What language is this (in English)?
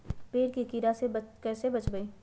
Magahi